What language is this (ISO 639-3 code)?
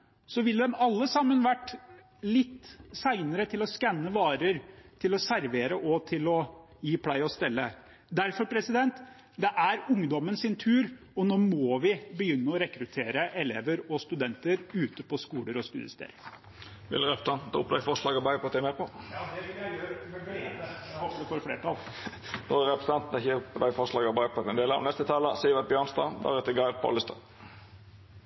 nor